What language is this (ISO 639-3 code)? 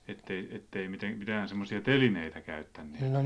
fin